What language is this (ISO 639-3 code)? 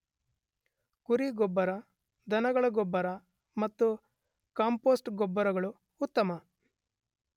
kan